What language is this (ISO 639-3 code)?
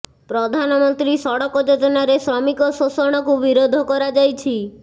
ori